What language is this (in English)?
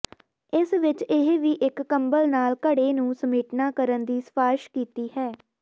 Punjabi